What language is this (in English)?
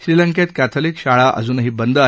Marathi